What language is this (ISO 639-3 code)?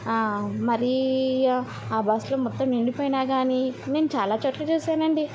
tel